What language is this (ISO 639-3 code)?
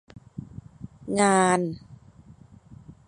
tha